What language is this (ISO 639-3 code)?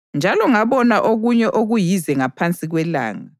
nde